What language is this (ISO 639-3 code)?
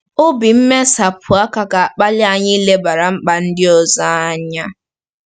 ibo